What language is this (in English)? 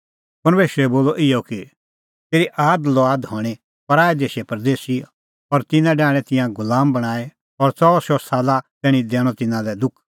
Kullu Pahari